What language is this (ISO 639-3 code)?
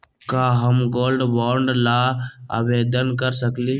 mag